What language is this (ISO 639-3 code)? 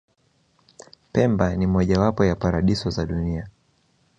swa